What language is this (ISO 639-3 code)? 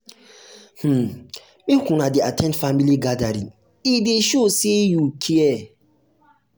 pcm